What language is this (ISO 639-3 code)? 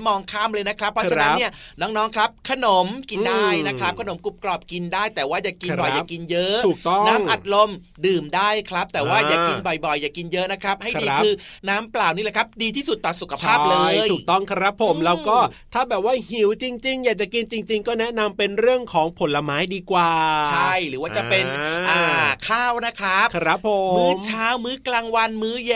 tha